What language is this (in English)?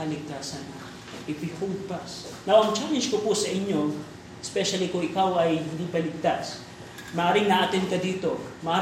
Filipino